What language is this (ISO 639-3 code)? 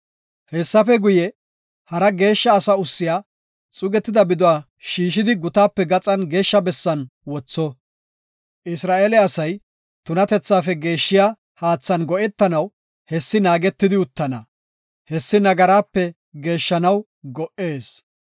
gof